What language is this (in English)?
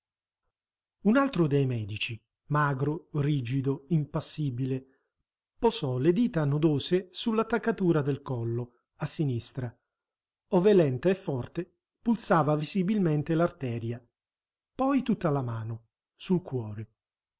Italian